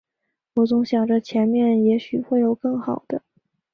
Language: Chinese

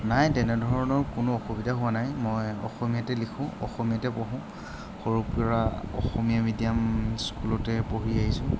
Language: Assamese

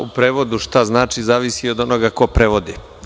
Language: Serbian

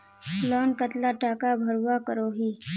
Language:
Magahi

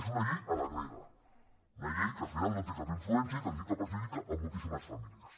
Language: Catalan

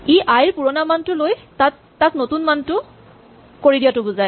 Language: Assamese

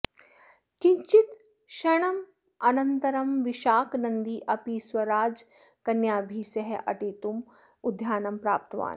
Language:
Sanskrit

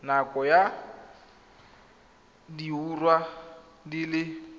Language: Tswana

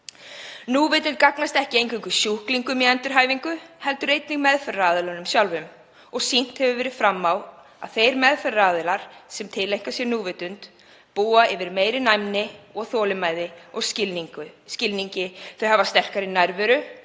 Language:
Icelandic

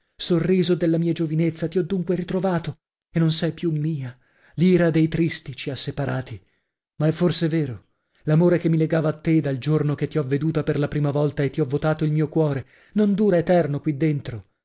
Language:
Italian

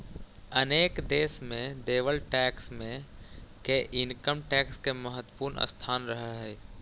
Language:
Magahi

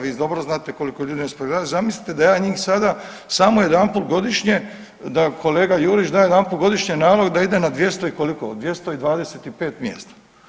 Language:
Croatian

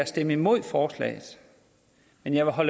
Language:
Danish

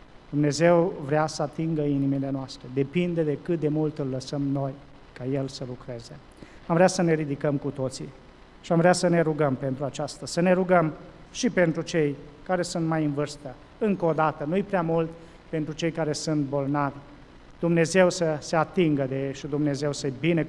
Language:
Romanian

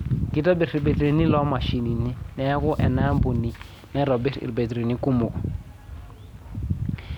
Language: Masai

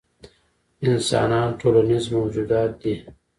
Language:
Pashto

